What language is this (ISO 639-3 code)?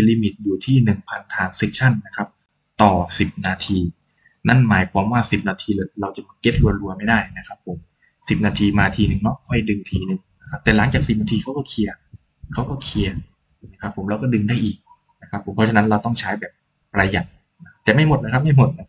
tha